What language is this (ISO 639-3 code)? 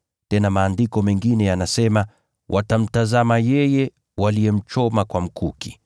swa